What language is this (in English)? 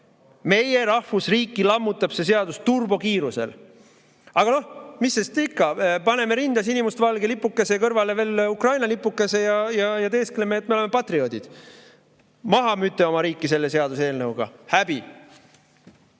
Estonian